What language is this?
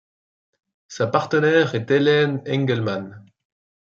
French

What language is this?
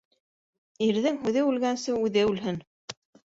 Bashkir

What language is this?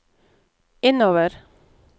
Norwegian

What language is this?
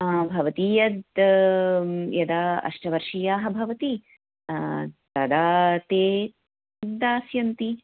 Sanskrit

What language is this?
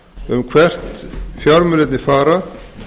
Icelandic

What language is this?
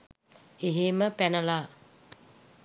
Sinhala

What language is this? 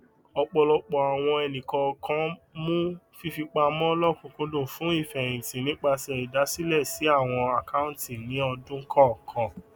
Yoruba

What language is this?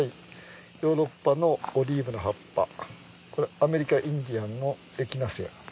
Japanese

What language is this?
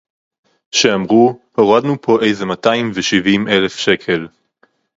Hebrew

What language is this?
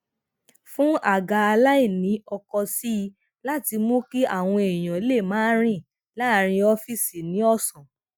Yoruba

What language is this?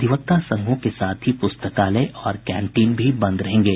Hindi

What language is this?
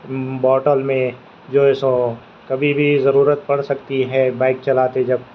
Urdu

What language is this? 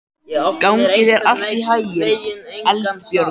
Icelandic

